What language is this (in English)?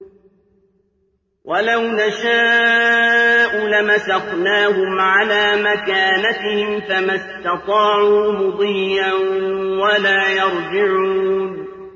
Arabic